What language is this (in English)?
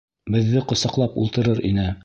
Bashkir